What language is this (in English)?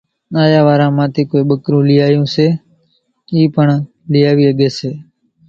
Kachi Koli